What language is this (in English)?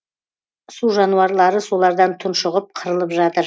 Kazakh